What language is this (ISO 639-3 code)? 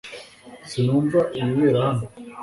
kin